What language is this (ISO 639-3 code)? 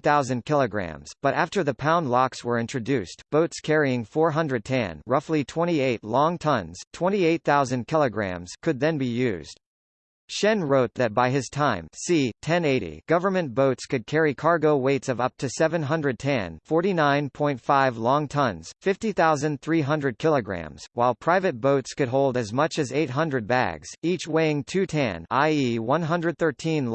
eng